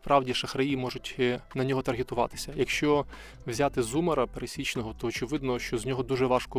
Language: Ukrainian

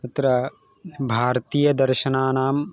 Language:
Sanskrit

